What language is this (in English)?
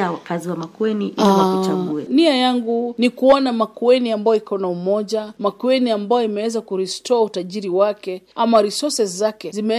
Swahili